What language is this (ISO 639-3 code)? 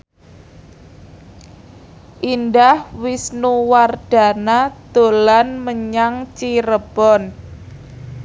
jav